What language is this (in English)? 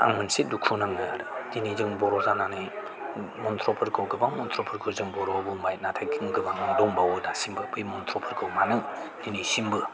Bodo